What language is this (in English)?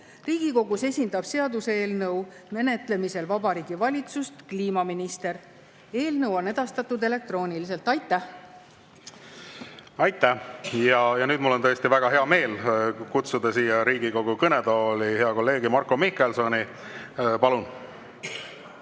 Estonian